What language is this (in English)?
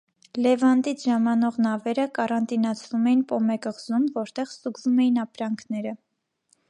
Armenian